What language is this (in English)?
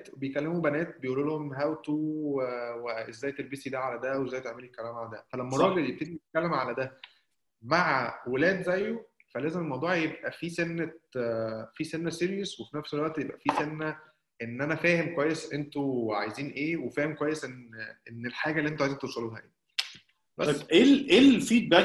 Arabic